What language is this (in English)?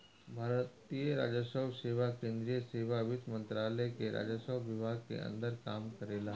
Bhojpuri